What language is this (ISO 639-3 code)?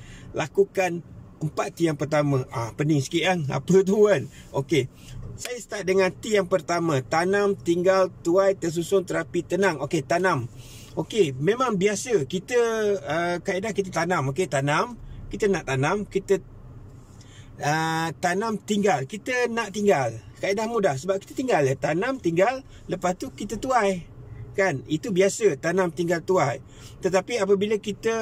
msa